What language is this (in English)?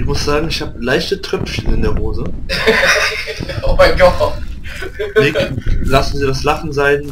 German